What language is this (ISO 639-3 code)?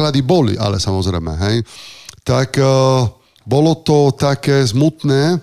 slk